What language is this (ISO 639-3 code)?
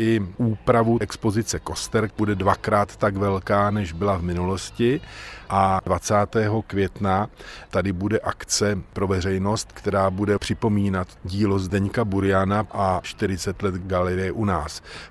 ces